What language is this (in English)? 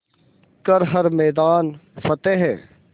Hindi